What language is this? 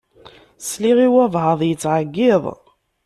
Kabyle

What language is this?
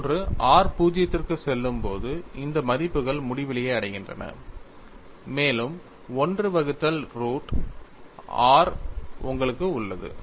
Tamil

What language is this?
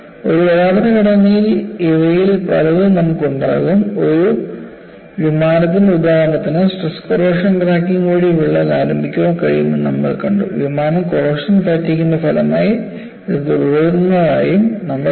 Malayalam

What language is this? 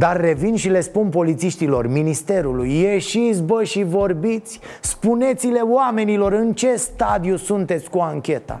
Romanian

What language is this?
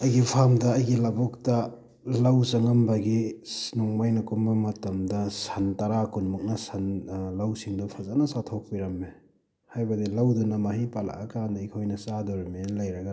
Manipuri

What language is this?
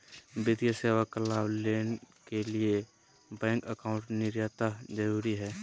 Magahi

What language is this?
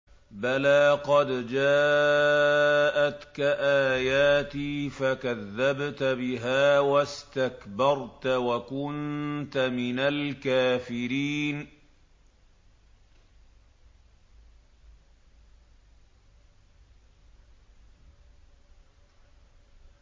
Arabic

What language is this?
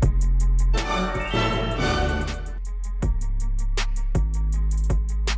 Korean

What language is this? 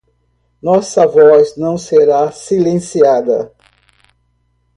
Portuguese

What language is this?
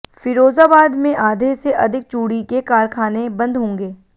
Hindi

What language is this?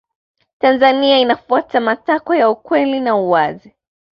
Swahili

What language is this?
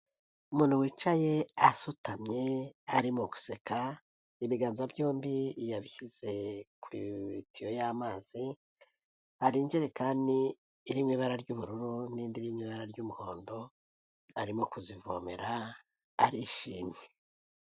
Kinyarwanda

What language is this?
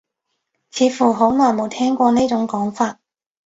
Cantonese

